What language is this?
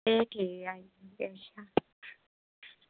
Dogri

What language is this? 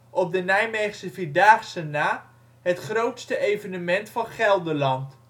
Dutch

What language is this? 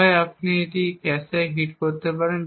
Bangla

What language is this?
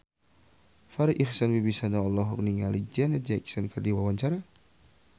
Sundanese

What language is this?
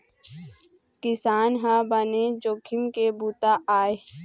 Chhattisgarhi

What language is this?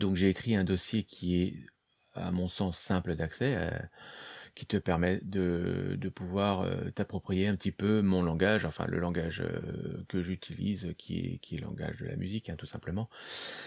French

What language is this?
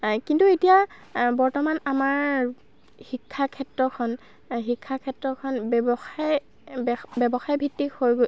Assamese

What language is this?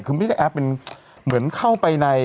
Thai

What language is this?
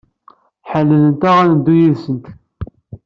Kabyle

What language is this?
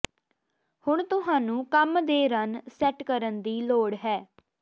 Punjabi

